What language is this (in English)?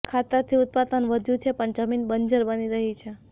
Gujarati